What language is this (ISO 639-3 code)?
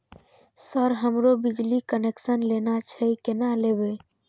mai